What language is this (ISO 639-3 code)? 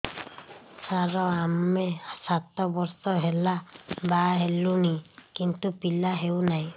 ori